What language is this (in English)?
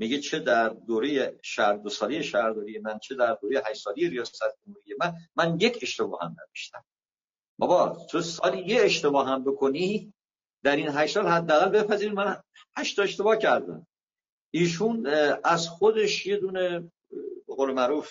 Persian